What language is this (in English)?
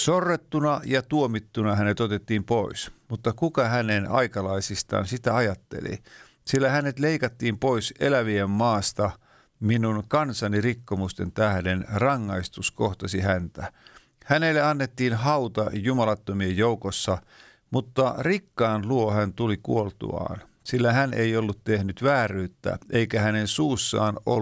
Finnish